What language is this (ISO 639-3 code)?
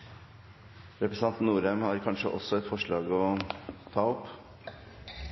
nno